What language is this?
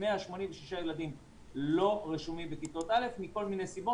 Hebrew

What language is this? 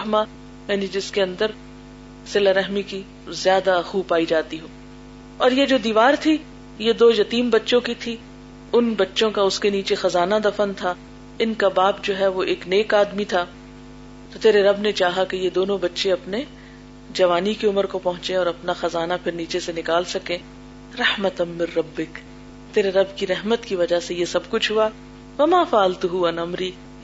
Urdu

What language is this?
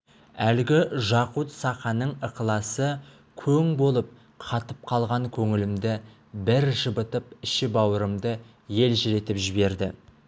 Kazakh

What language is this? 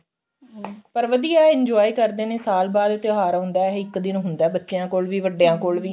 Punjabi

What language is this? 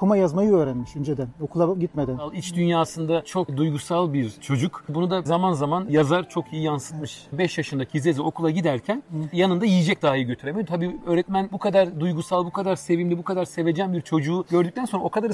Turkish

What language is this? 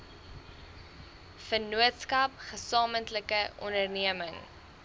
Afrikaans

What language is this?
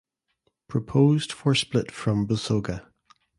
English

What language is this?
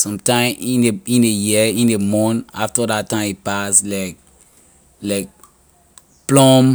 Liberian English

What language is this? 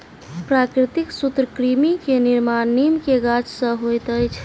Maithili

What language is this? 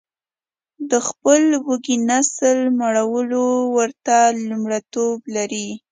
Pashto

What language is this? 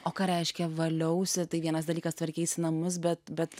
Lithuanian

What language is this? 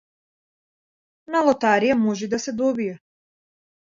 Macedonian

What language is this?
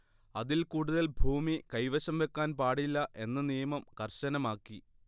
Malayalam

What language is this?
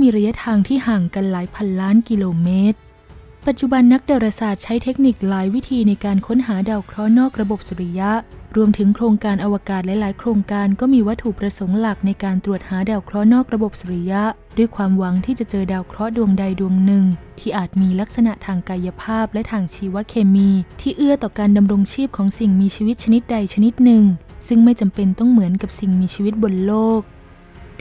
Thai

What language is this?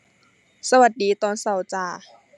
Thai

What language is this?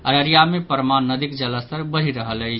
Maithili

